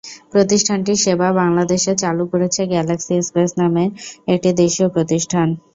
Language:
Bangla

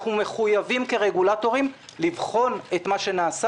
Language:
Hebrew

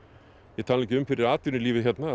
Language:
Icelandic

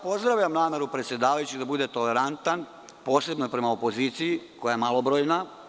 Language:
Serbian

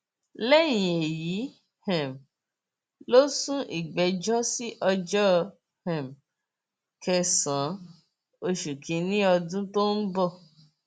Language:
Yoruba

